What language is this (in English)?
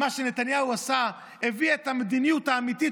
Hebrew